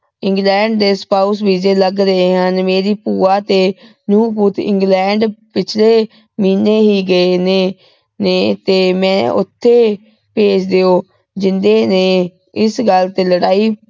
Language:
Punjabi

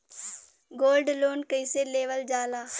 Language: Bhojpuri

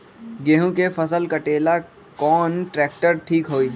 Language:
Magahi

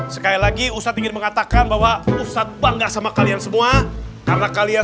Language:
Indonesian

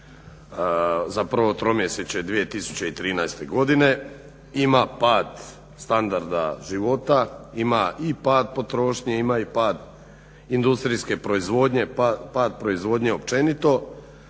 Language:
Croatian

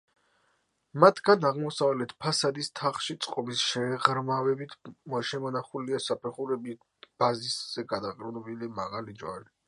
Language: Georgian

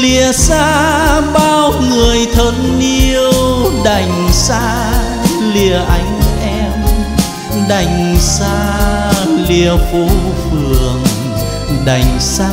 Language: Vietnamese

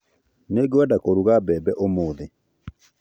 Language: Kikuyu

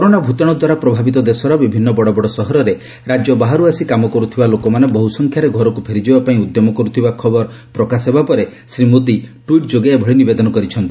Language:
Odia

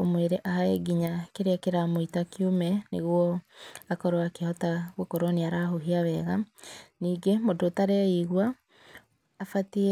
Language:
Kikuyu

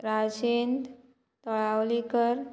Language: Konkani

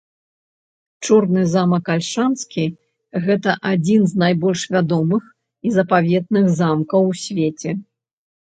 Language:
Belarusian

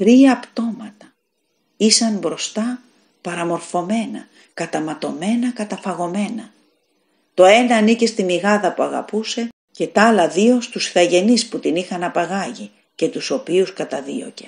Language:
Greek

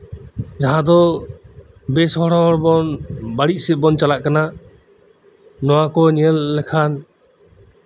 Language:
Santali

